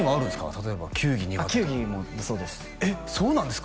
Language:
Japanese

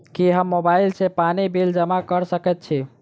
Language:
Maithili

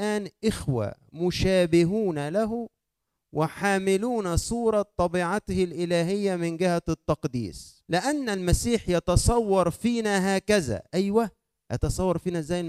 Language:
Arabic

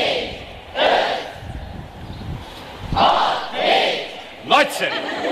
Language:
Hungarian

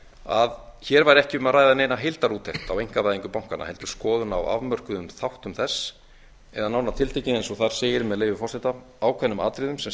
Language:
Icelandic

